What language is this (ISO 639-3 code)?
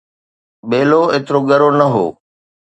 snd